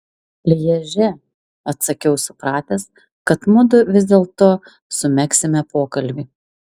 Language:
Lithuanian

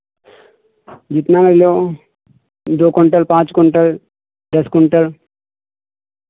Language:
Hindi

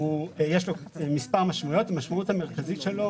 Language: Hebrew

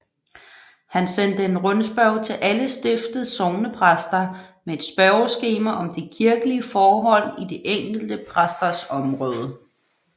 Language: Danish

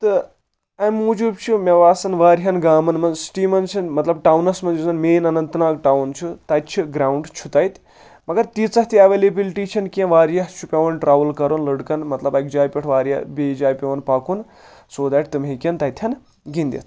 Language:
Kashmiri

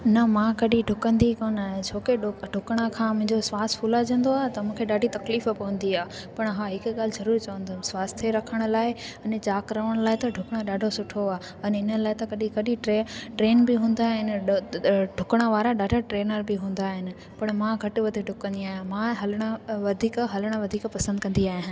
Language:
Sindhi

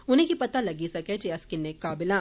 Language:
Dogri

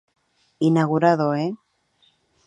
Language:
Spanish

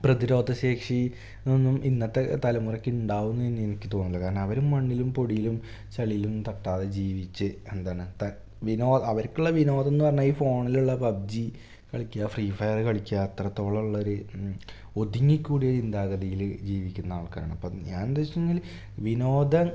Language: Malayalam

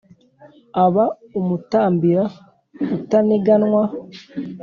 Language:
Kinyarwanda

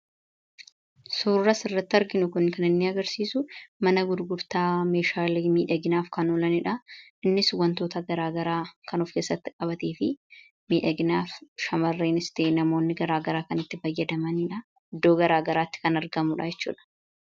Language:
Oromo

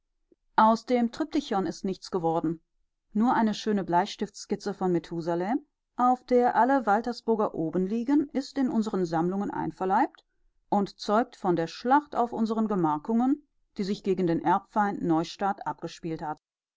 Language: German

